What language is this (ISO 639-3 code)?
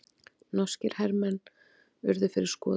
isl